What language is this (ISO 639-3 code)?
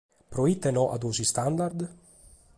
srd